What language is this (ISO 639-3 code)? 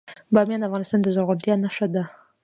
pus